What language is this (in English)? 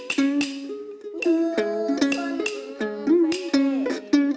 Vietnamese